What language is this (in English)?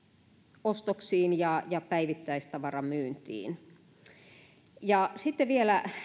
Finnish